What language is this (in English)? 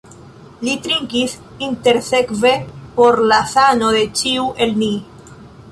Esperanto